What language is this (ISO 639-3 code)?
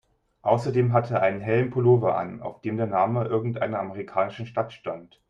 deu